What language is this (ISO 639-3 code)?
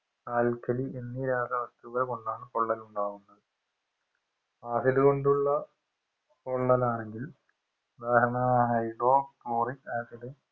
mal